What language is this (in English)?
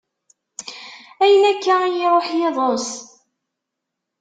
Kabyle